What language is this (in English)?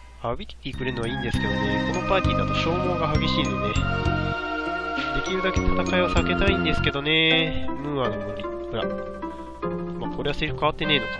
Japanese